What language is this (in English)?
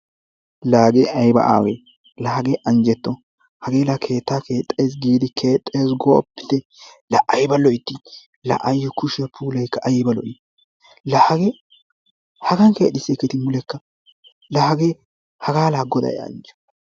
Wolaytta